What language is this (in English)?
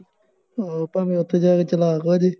Punjabi